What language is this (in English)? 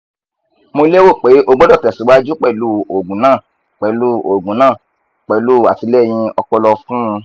Yoruba